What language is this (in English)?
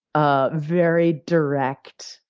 English